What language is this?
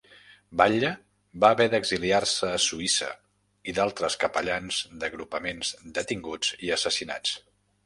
Catalan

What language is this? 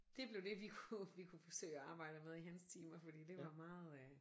Danish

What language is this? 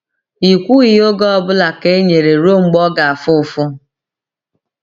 Igbo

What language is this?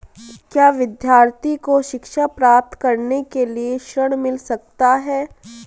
Hindi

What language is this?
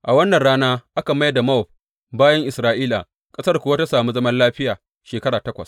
Hausa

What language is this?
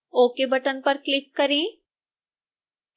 Hindi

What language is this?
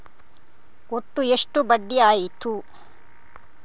Kannada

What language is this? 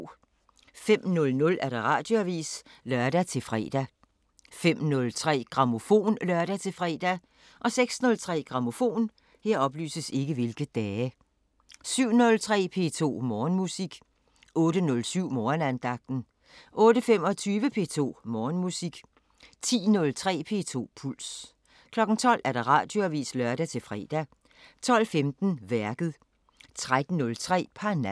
Danish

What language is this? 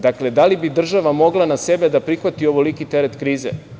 Serbian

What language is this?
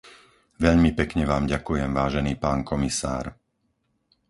Slovak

